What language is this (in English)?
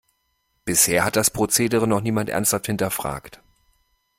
German